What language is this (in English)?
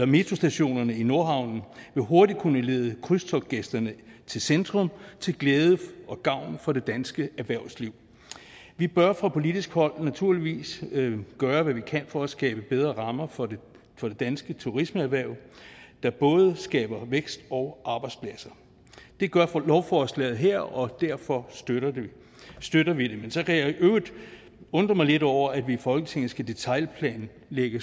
Danish